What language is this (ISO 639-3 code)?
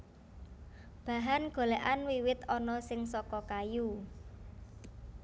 jav